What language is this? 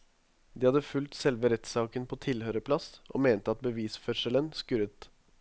Norwegian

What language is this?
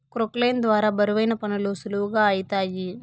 Telugu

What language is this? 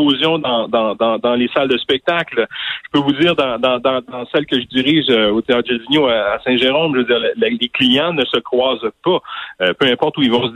French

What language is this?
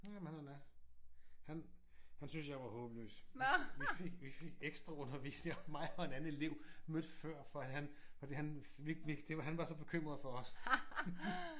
Danish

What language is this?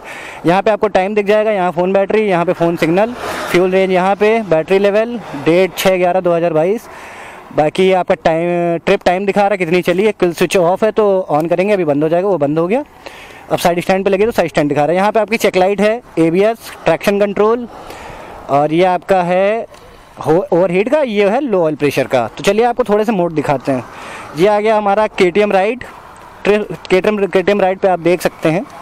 Hindi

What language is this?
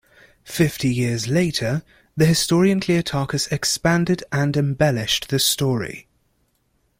English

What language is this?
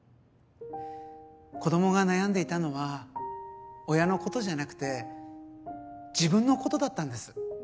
Japanese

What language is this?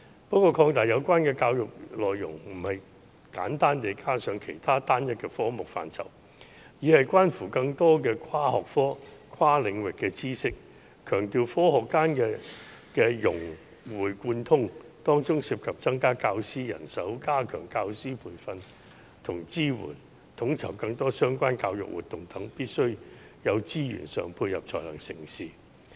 Cantonese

